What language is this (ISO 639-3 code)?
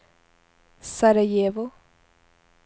swe